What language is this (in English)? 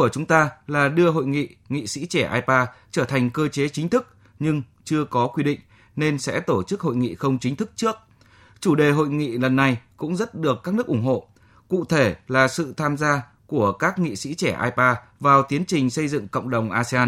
Vietnamese